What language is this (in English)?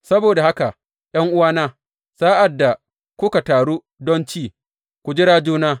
Hausa